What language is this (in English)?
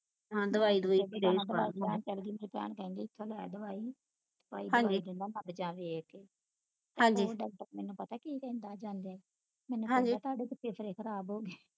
Punjabi